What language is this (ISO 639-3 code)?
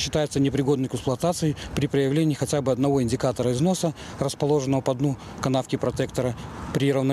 rus